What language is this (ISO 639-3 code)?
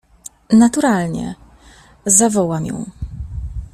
pol